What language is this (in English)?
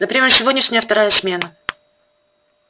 Russian